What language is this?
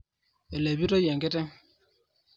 Masai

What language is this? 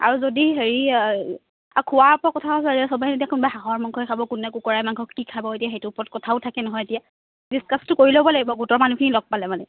Assamese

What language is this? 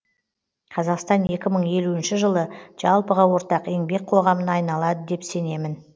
Kazakh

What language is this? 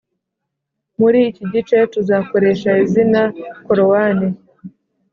Kinyarwanda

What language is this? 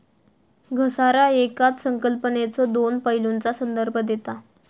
Marathi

